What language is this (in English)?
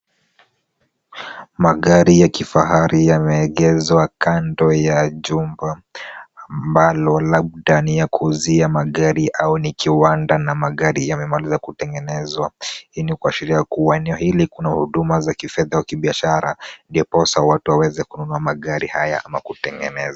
Swahili